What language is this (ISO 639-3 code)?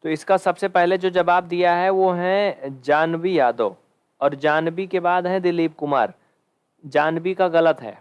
hin